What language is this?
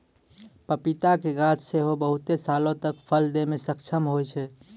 Maithili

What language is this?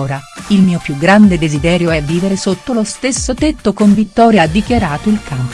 Italian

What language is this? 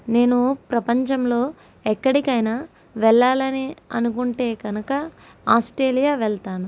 Telugu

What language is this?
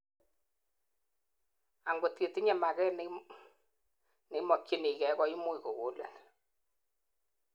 Kalenjin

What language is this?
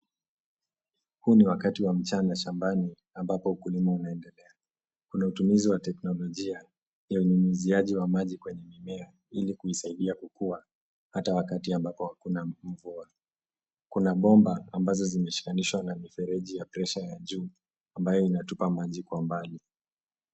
Swahili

